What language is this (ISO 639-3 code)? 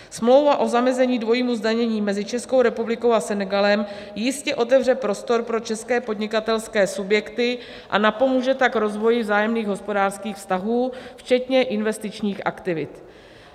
ces